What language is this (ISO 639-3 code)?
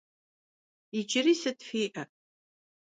kbd